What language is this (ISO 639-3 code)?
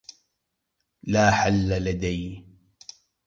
ara